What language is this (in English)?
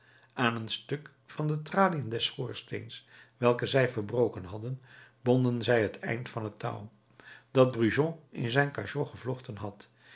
Dutch